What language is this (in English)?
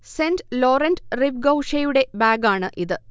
Malayalam